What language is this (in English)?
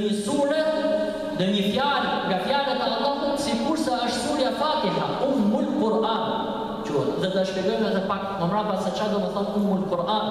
Arabic